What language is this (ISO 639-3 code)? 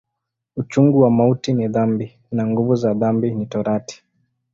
swa